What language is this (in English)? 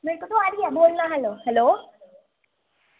Dogri